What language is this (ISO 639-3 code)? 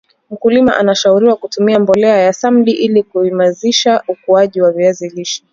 swa